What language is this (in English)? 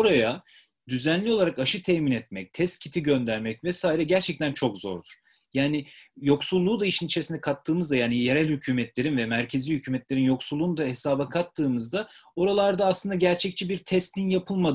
Turkish